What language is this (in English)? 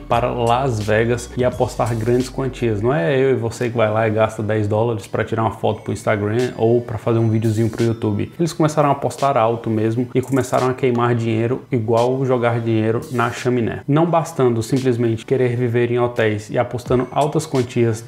Portuguese